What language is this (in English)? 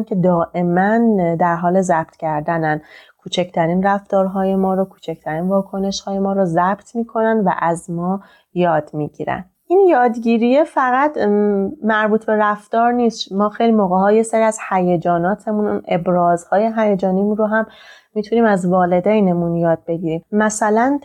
Persian